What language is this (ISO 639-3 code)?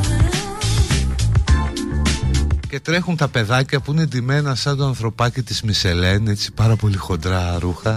ell